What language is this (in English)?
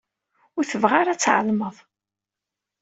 Kabyle